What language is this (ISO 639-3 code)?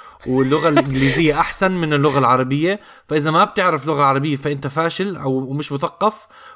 ara